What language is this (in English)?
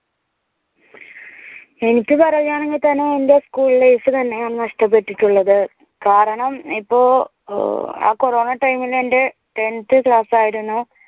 Malayalam